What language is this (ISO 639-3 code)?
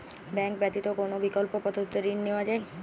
ben